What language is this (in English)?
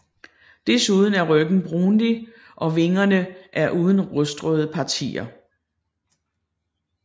Danish